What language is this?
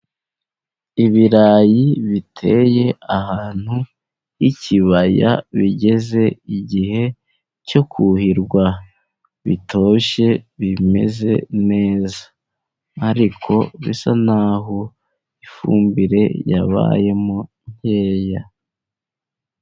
Kinyarwanda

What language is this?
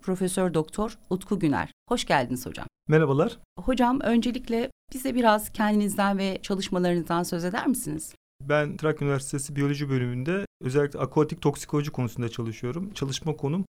Turkish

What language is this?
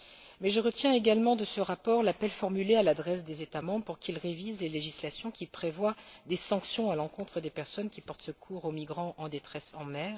French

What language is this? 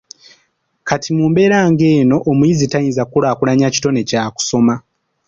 Ganda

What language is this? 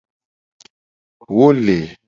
Gen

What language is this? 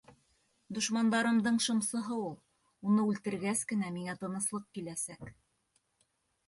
Bashkir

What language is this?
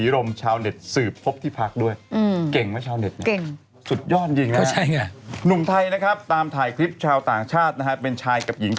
Thai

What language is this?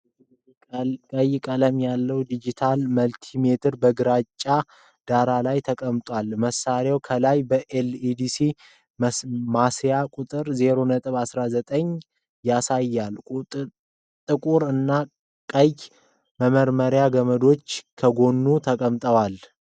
Amharic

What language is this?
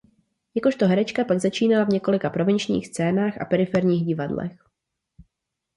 Czech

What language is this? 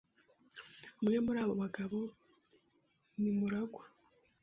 Kinyarwanda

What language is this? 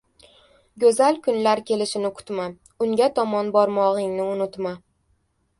Uzbek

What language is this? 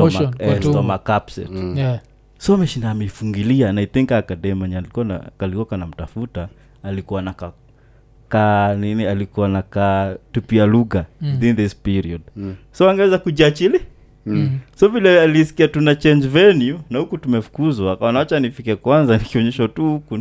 Swahili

